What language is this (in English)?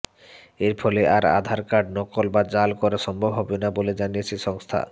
Bangla